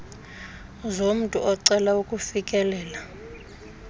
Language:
Xhosa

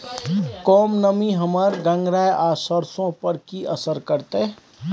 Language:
Maithili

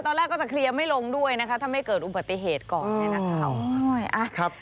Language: Thai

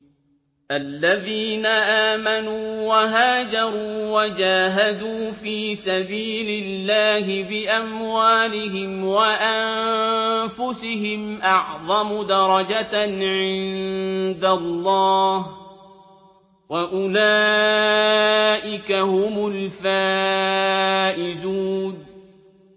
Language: Arabic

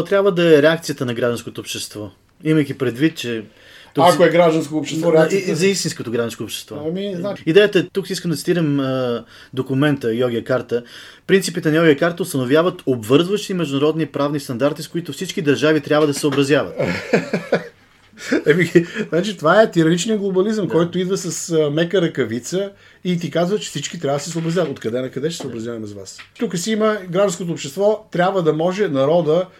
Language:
Bulgarian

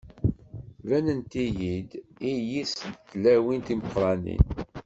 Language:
Kabyle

